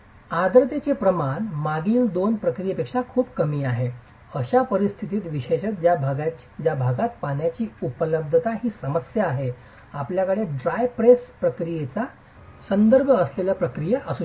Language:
Marathi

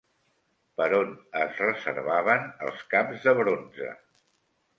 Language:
Catalan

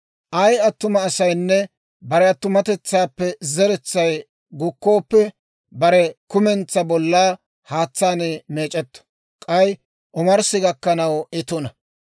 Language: Dawro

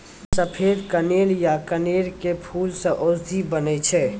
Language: Maithili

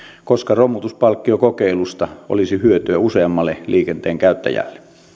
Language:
Finnish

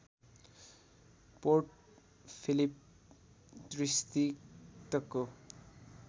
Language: Nepali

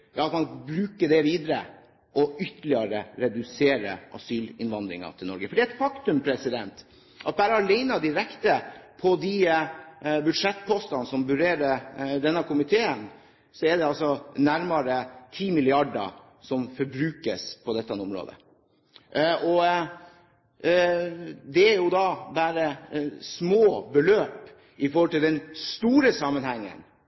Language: Norwegian Bokmål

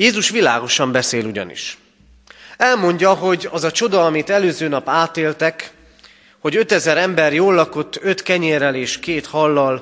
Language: Hungarian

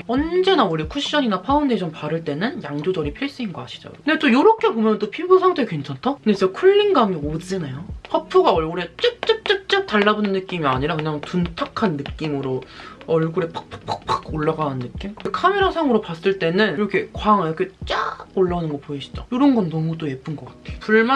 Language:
Korean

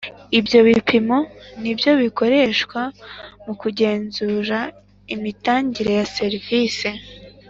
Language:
Kinyarwanda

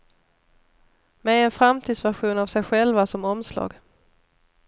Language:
Swedish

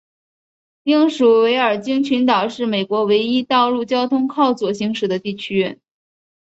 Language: Chinese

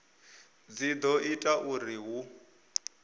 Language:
Venda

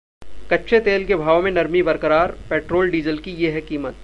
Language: Hindi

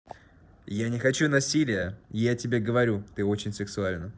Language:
Russian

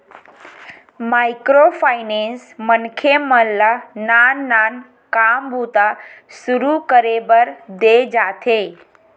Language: Chhattisgarhi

